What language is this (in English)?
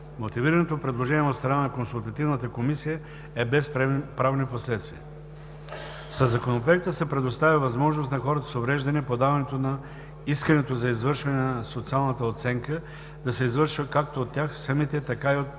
Bulgarian